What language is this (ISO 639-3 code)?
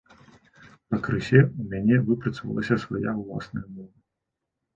bel